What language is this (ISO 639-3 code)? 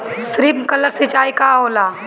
bho